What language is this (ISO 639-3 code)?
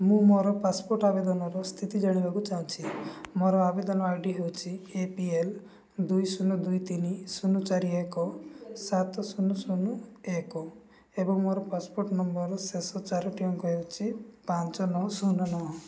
ori